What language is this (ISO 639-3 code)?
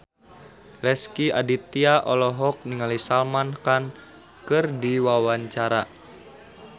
sun